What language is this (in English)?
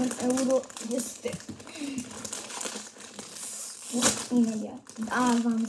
Romanian